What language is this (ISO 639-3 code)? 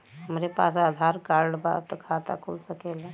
bho